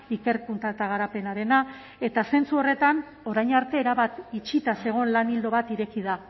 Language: Basque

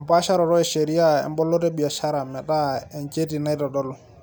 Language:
Masai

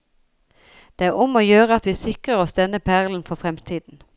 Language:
Norwegian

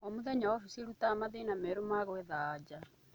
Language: Kikuyu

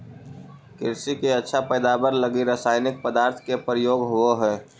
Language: Magahi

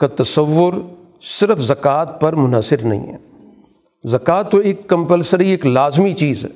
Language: Urdu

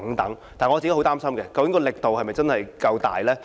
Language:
Cantonese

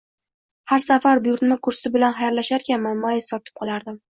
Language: Uzbek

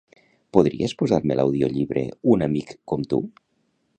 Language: Catalan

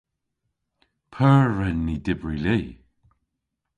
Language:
Cornish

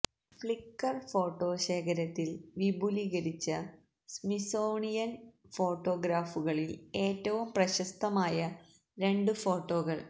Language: Malayalam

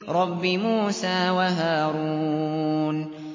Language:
Arabic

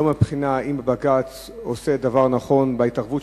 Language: Hebrew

